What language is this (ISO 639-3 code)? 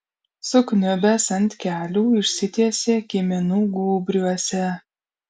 lit